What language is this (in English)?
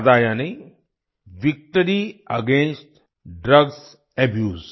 Hindi